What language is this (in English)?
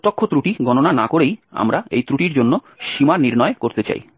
Bangla